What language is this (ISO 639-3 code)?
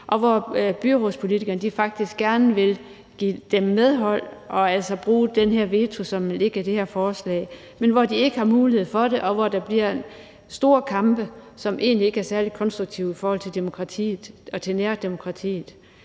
dan